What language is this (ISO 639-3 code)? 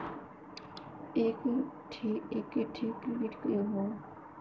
bho